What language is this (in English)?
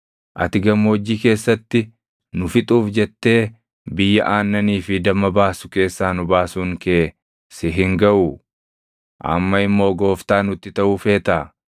Oromo